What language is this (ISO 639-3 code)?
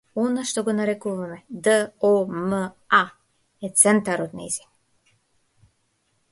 mkd